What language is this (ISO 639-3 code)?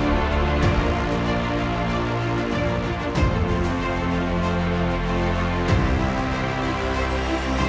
vie